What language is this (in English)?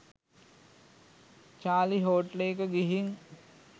Sinhala